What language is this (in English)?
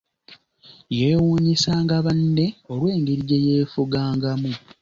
Ganda